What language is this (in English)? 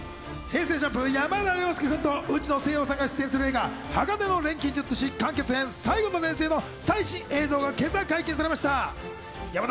Japanese